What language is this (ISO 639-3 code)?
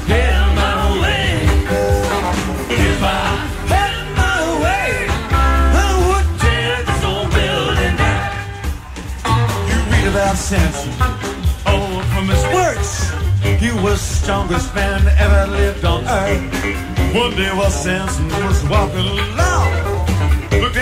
heb